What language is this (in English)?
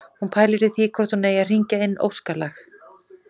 Icelandic